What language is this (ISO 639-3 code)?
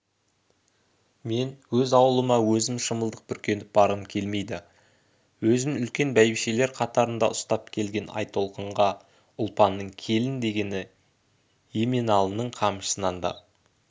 kaz